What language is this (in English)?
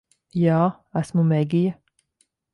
Latvian